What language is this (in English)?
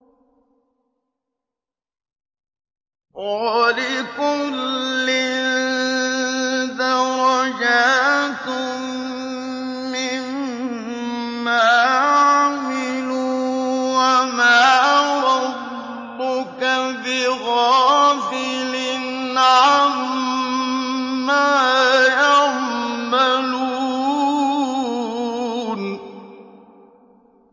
Arabic